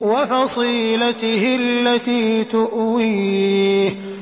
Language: Arabic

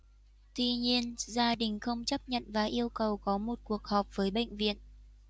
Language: Vietnamese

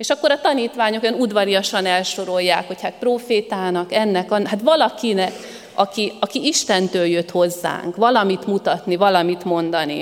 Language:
Hungarian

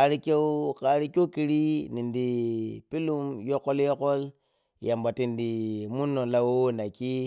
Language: Piya-Kwonci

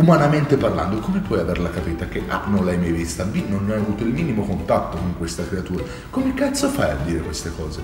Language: Italian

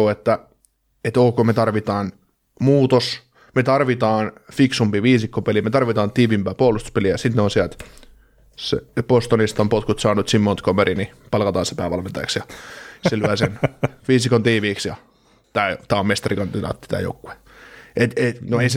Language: Finnish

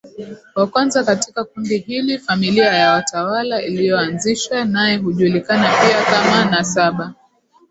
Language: Swahili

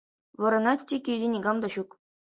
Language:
Chuvash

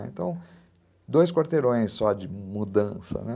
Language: Portuguese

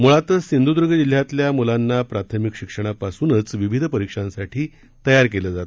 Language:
Marathi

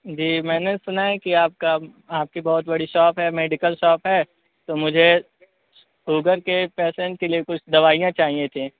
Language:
Urdu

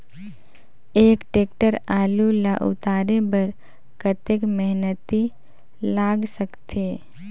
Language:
Chhattisgarhi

